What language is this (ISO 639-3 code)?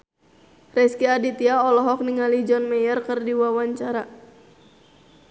sun